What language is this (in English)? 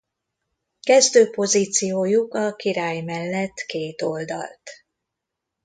Hungarian